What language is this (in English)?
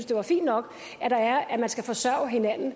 Danish